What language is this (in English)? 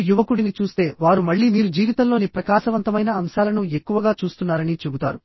Telugu